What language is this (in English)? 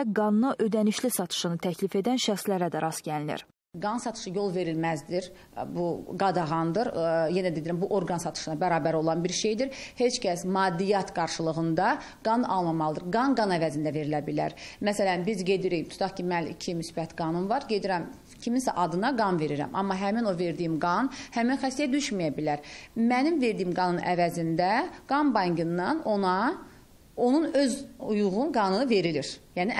Turkish